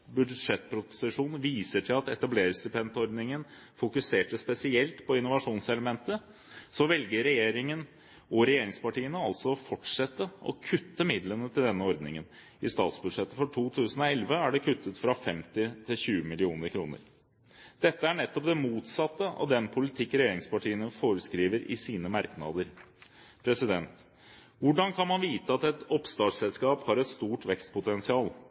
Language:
Norwegian Bokmål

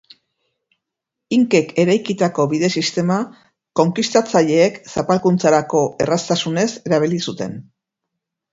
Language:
Basque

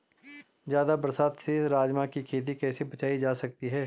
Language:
Hindi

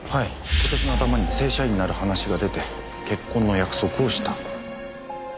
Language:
Japanese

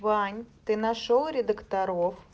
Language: Russian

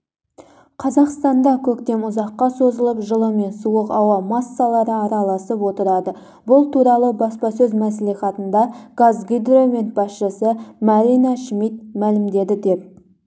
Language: Kazakh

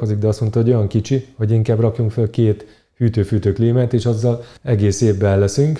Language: Hungarian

